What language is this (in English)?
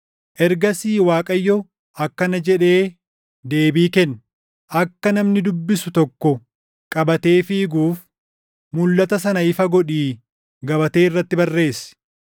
Oromo